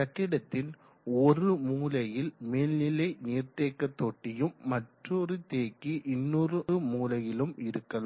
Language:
Tamil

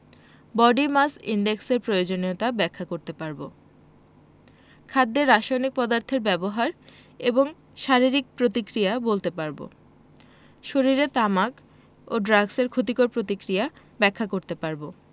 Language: Bangla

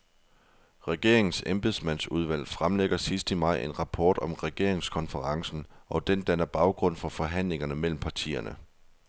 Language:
Danish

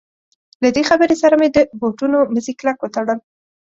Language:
Pashto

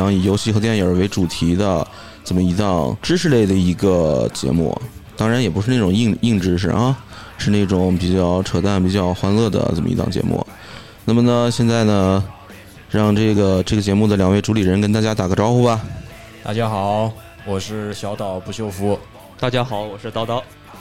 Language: Chinese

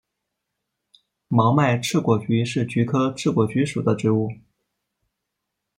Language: Chinese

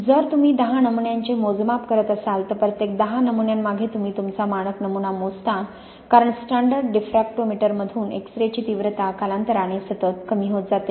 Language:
Marathi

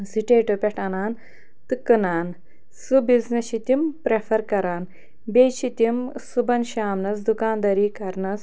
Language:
Kashmiri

